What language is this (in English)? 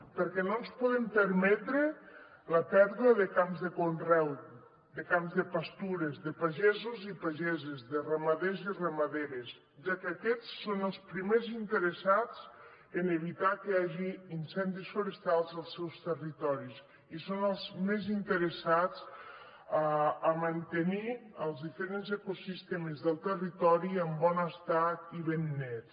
Catalan